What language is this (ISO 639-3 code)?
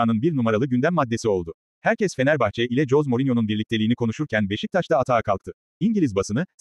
tur